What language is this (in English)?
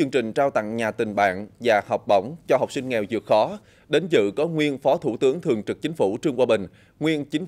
Vietnamese